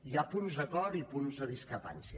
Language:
Catalan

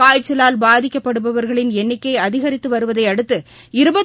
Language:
Tamil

